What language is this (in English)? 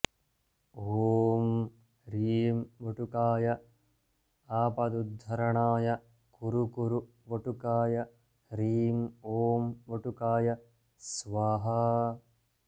Sanskrit